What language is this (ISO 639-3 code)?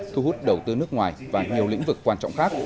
vie